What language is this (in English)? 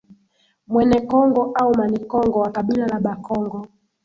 Swahili